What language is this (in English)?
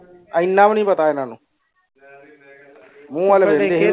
Punjabi